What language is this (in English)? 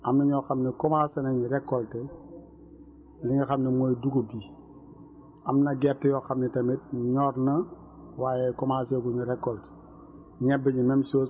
Wolof